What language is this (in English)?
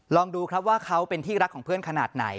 Thai